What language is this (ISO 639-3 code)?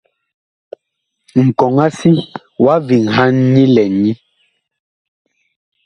bkh